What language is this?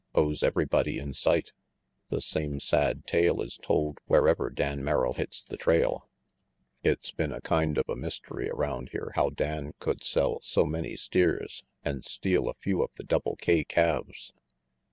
English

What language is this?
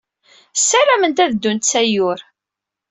Kabyle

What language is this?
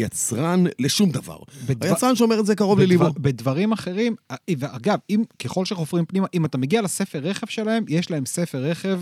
Hebrew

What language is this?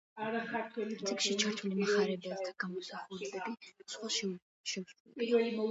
Georgian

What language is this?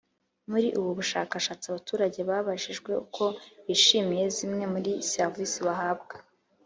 Kinyarwanda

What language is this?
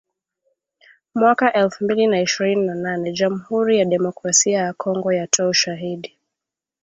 Swahili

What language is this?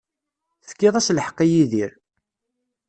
Kabyle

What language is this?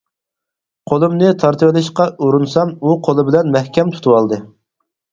Uyghur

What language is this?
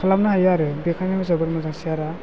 Bodo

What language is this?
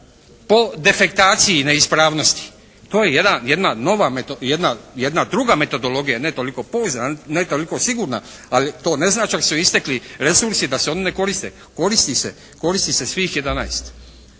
Croatian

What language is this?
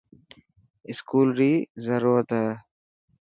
Dhatki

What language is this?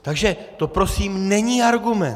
Czech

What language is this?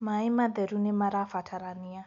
Kikuyu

